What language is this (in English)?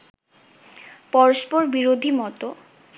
Bangla